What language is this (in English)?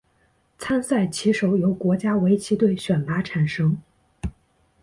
Chinese